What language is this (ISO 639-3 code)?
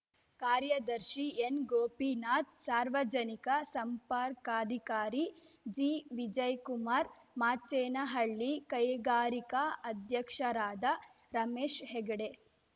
kan